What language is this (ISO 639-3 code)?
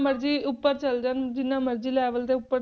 pan